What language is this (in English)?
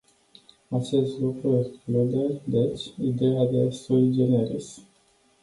Romanian